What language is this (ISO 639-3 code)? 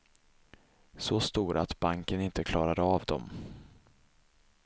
swe